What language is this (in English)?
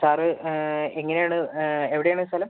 Malayalam